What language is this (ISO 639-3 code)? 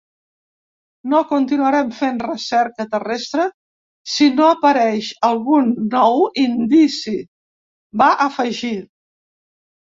cat